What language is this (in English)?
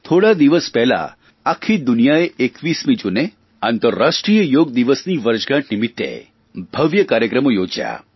Gujarati